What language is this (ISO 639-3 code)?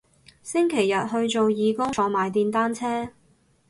yue